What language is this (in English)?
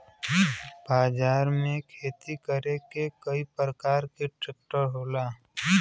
Bhojpuri